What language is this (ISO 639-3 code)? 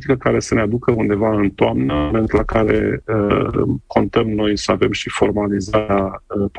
ron